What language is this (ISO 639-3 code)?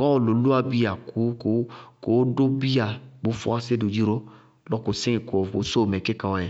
bqg